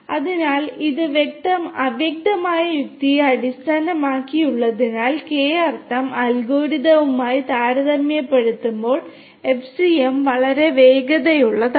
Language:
Malayalam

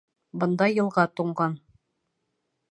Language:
Bashkir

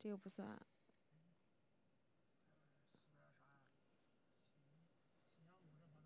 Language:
Chinese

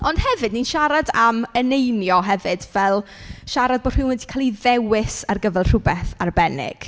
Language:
Welsh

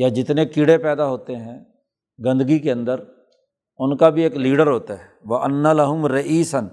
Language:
Urdu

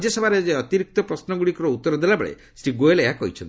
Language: Odia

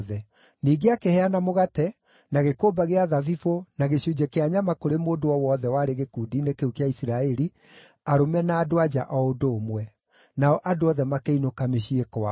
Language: Kikuyu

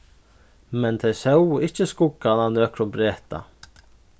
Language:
Faroese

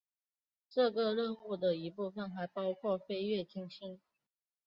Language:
Chinese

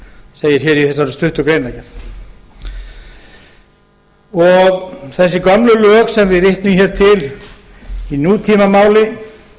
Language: Icelandic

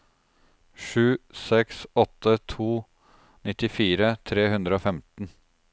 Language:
Norwegian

